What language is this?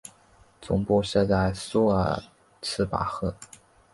Chinese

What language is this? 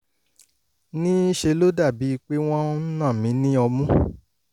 Yoruba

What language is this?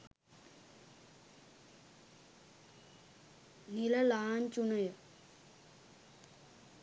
Sinhala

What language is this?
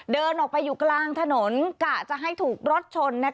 Thai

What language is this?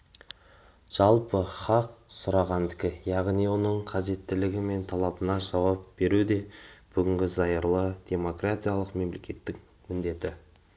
Kazakh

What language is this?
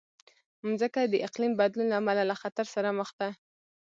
Pashto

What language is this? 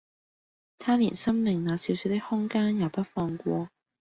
Cantonese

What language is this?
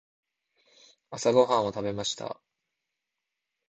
Japanese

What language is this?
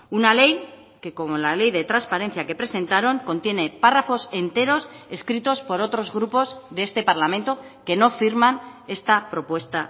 Spanish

